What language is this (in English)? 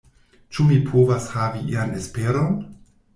Esperanto